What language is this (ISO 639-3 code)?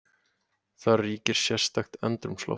isl